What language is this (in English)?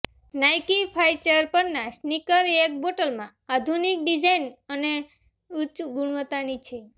Gujarati